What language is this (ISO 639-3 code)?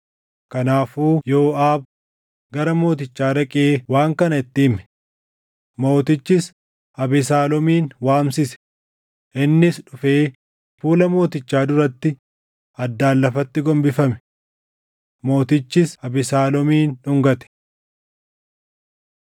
orm